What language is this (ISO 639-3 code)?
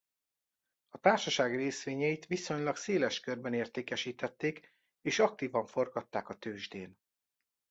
hun